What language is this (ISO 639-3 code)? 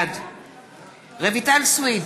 heb